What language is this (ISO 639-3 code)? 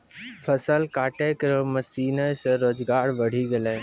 mai